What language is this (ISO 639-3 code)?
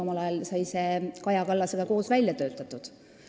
est